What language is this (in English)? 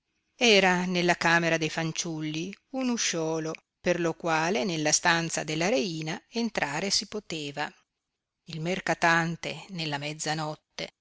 Italian